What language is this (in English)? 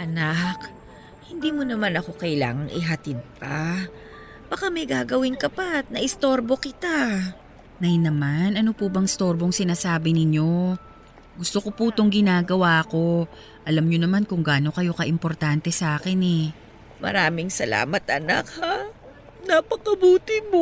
Filipino